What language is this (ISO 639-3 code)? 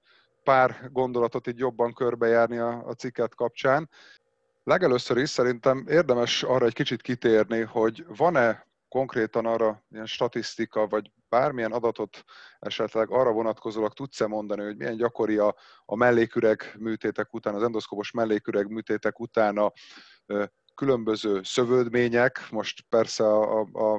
hun